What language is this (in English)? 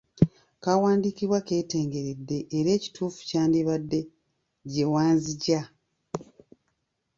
Ganda